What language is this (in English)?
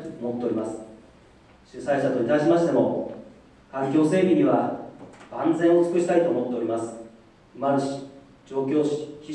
Japanese